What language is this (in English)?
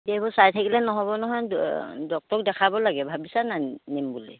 Assamese